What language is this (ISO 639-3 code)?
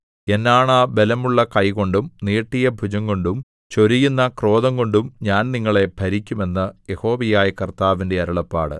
mal